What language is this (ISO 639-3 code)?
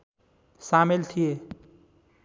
nep